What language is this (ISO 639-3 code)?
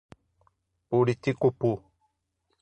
por